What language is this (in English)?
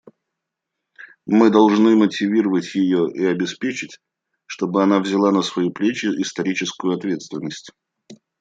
Russian